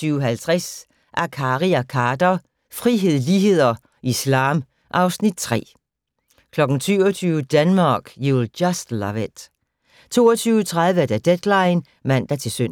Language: Danish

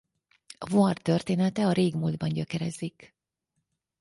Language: Hungarian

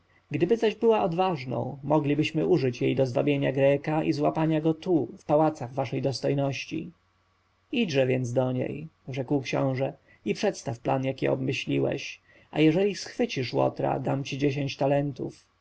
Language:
Polish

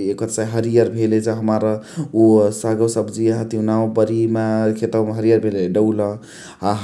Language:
Chitwania Tharu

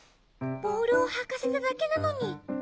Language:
Japanese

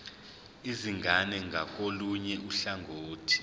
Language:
Zulu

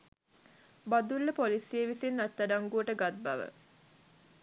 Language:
Sinhala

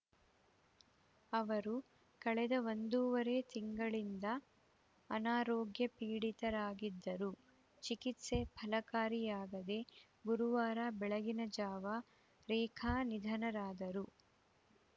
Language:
Kannada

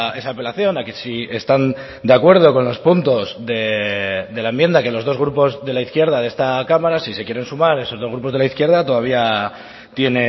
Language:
Spanish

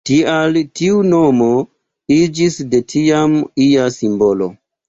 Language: Esperanto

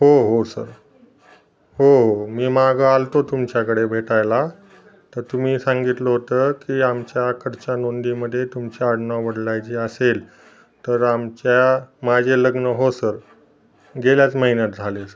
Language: Marathi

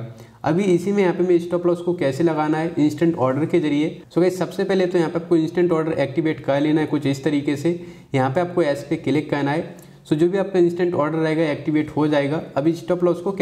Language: Hindi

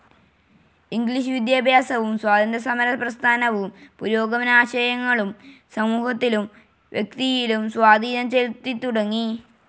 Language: Malayalam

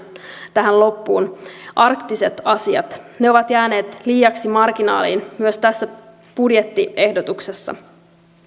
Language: Finnish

